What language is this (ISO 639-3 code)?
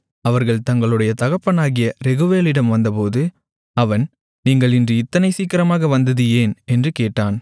tam